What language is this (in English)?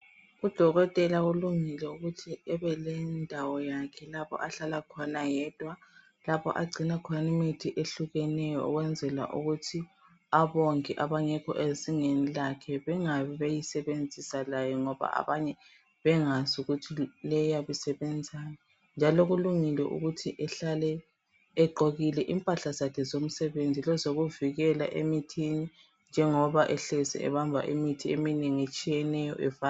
North Ndebele